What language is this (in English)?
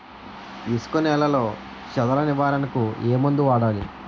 Telugu